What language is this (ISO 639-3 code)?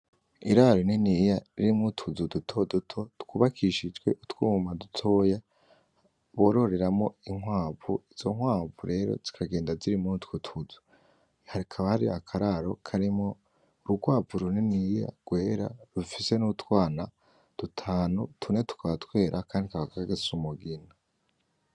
run